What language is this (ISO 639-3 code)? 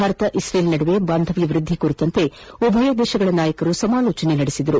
kan